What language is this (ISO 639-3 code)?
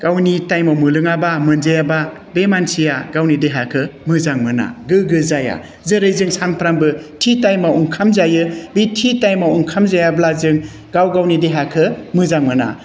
brx